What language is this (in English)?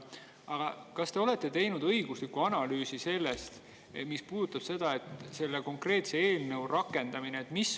Estonian